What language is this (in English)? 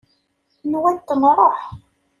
Kabyle